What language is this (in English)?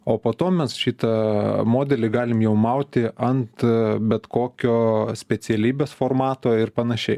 Lithuanian